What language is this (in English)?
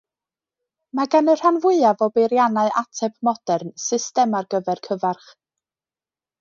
Welsh